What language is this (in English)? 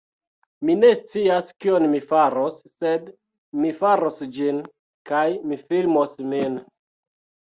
Esperanto